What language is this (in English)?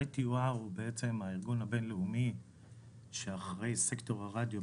Hebrew